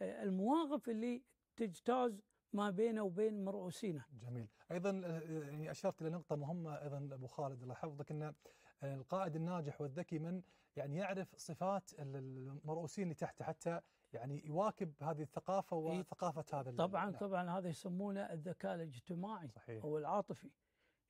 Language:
Arabic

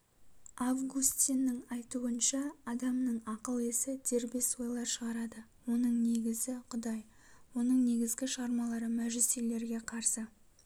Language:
Kazakh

